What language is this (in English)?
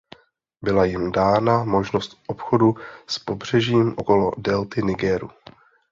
Czech